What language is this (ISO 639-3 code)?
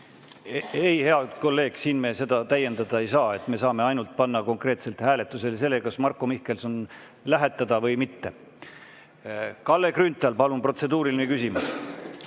est